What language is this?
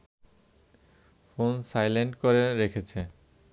Bangla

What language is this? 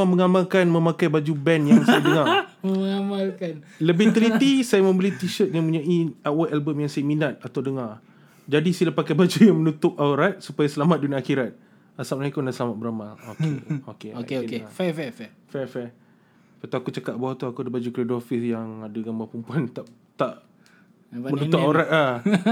Malay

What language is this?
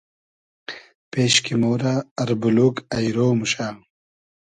Hazaragi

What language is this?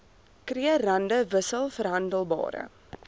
Afrikaans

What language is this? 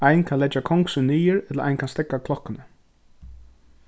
Faroese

